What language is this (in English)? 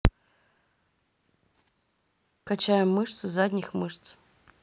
Russian